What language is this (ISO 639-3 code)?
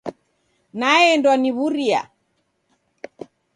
dav